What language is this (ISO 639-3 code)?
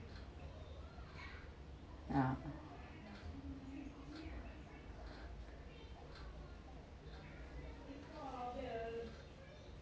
eng